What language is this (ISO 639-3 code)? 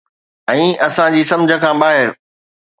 snd